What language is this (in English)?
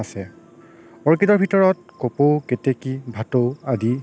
Assamese